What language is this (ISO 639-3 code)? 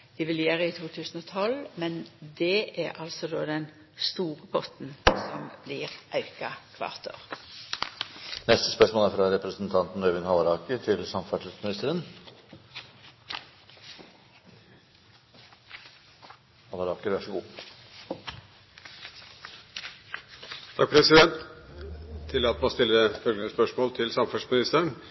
nor